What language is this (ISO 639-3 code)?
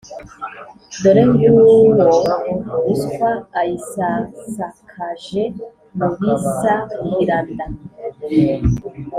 kin